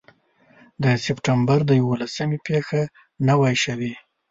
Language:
Pashto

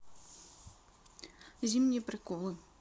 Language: Russian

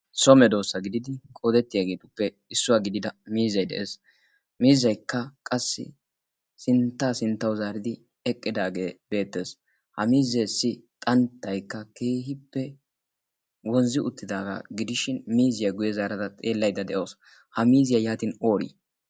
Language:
Wolaytta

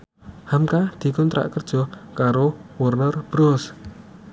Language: Javanese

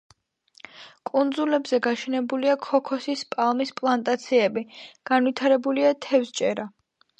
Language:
Georgian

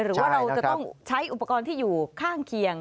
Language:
Thai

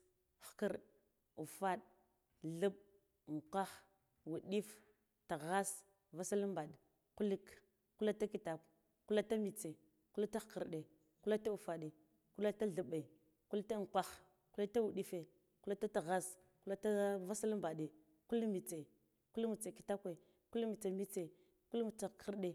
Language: Guduf-Gava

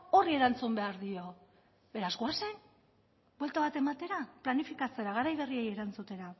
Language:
Basque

